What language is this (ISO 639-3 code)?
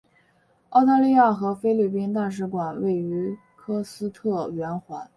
zho